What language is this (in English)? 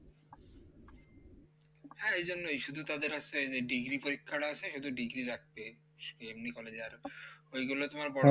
Bangla